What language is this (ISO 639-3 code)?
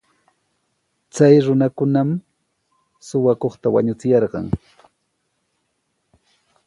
qws